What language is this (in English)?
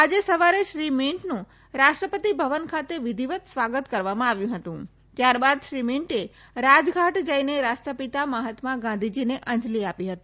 Gujarati